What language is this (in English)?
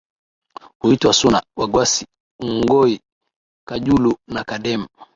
Swahili